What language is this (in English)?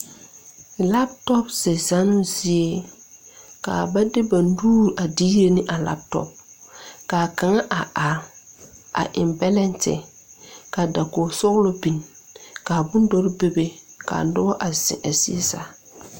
Southern Dagaare